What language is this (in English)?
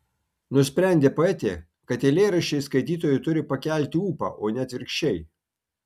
Lithuanian